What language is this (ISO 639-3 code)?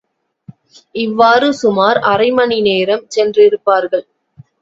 tam